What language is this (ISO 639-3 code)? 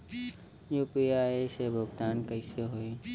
bho